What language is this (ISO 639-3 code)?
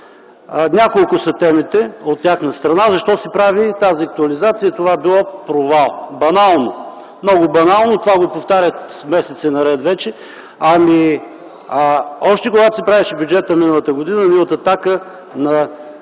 bul